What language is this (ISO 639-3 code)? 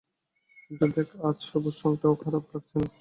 ben